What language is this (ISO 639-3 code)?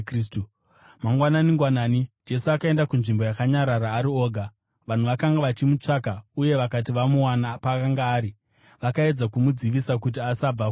sna